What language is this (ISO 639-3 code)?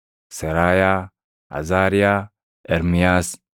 orm